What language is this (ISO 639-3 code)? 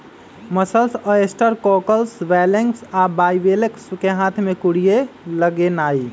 mag